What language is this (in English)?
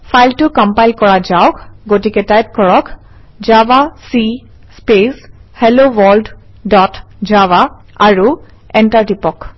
Assamese